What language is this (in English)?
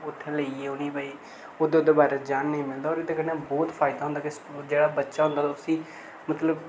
Dogri